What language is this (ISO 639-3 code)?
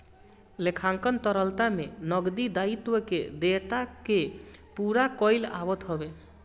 bho